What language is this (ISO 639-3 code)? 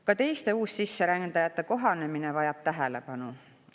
est